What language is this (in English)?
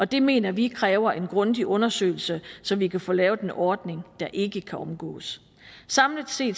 Danish